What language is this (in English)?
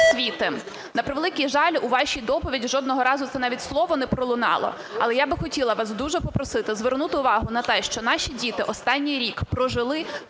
Ukrainian